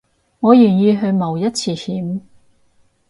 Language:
Cantonese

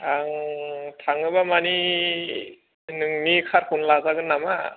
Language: Bodo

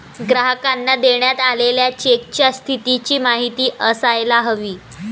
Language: Marathi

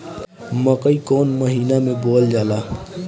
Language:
Bhojpuri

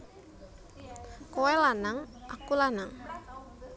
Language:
Javanese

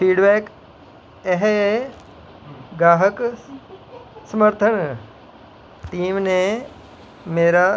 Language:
Dogri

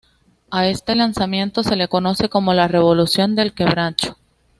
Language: Spanish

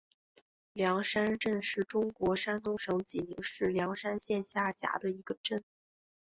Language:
Chinese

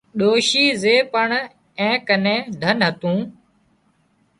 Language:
Wadiyara Koli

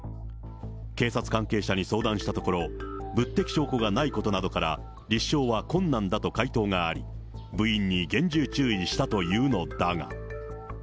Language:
Japanese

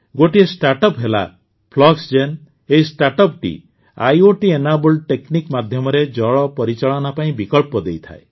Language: Odia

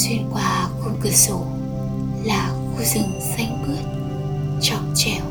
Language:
Vietnamese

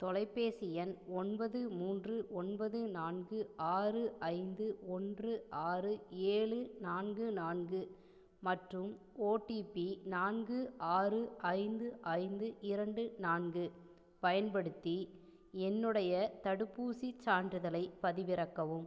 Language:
Tamil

